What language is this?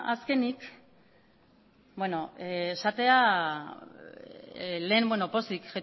Basque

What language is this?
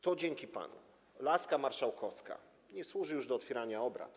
Polish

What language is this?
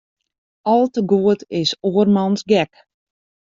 Western Frisian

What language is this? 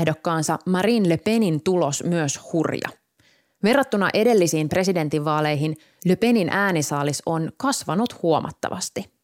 Finnish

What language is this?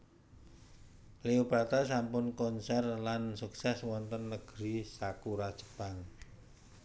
Javanese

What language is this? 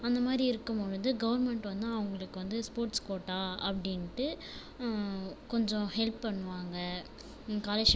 Tamil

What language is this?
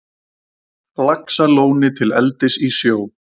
Icelandic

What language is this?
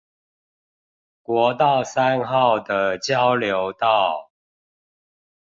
Chinese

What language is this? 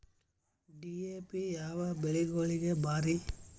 Kannada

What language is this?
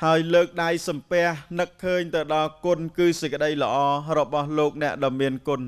Thai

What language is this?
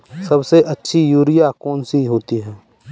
Hindi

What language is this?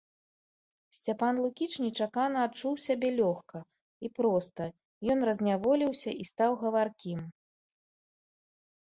Belarusian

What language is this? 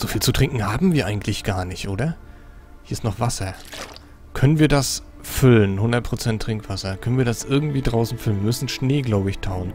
German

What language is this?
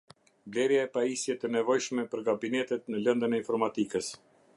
Albanian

